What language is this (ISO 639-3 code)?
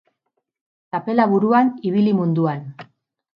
eus